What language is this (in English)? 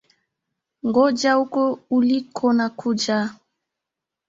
Swahili